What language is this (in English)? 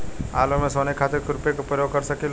Bhojpuri